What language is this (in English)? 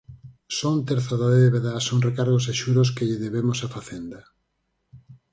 Galician